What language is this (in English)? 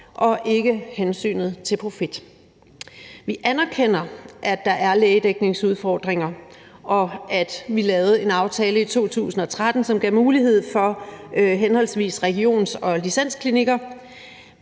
Danish